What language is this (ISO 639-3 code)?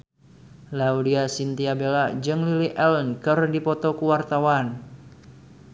sun